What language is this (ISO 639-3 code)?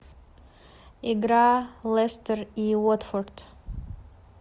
rus